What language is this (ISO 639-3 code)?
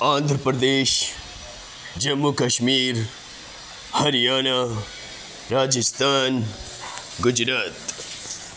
urd